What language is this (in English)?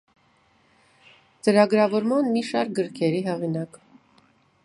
Armenian